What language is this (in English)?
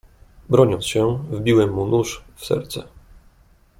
Polish